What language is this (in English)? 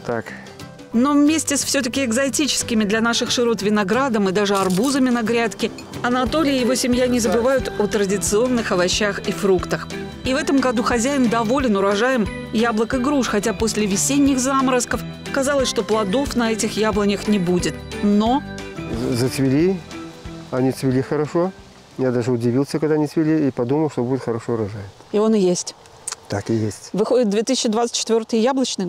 Russian